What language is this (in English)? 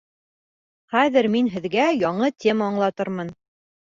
Bashkir